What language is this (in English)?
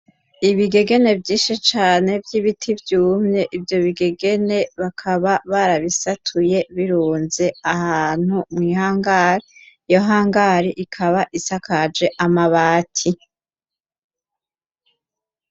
Rundi